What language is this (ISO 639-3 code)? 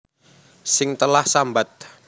jav